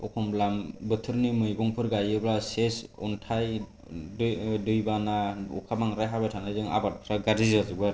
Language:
Bodo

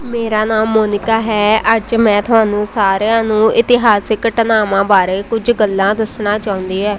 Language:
Punjabi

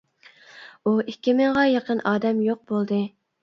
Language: Uyghur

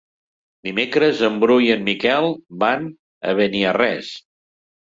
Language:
Catalan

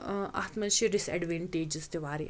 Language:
Kashmiri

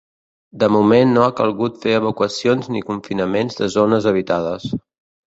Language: Catalan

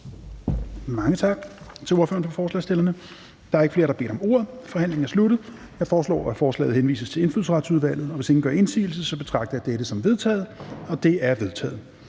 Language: Danish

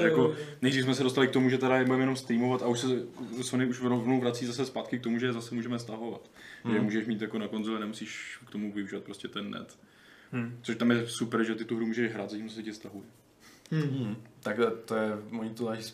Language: Czech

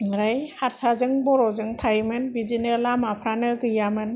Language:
Bodo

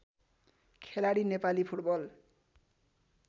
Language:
Nepali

